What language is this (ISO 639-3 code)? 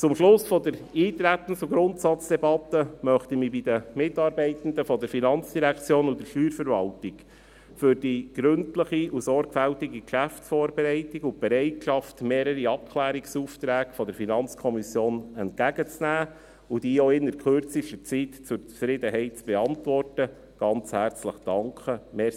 gsw